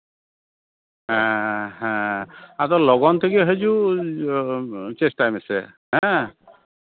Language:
Santali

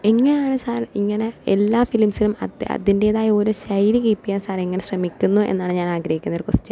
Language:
Malayalam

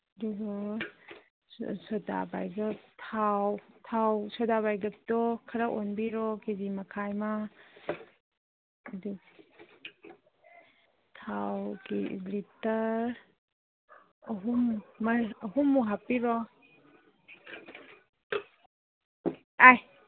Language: Manipuri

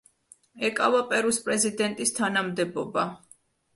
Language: Georgian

